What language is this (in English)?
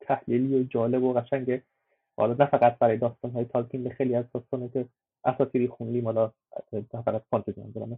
Persian